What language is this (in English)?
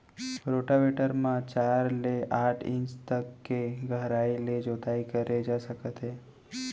Chhattisgarhi